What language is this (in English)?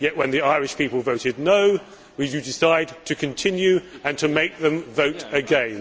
English